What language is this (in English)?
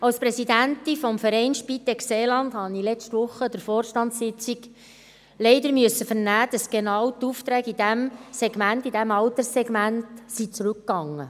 Swiss German